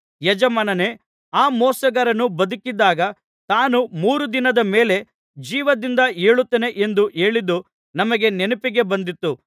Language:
Kannada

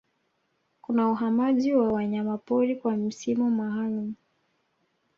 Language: Swahili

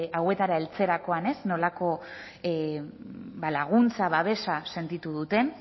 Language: Basque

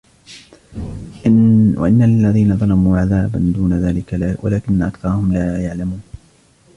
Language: Arabic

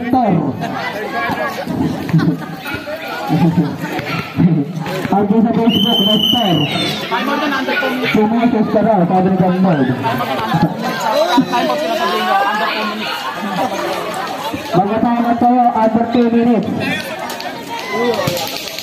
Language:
Indonesian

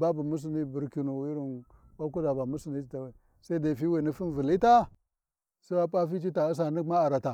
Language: Warji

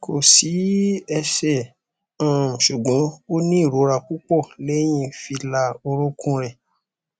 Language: Yoruba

